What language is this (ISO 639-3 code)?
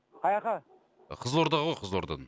kaz